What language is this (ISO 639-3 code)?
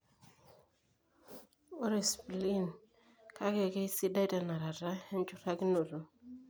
mas